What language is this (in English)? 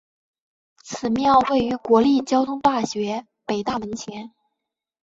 Chinese